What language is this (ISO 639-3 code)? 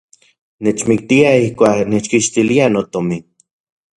ncx